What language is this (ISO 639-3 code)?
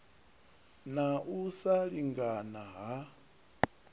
ven